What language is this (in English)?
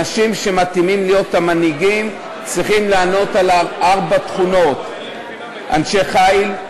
Hebrew